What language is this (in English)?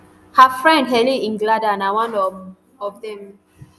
Nigerian Pidgin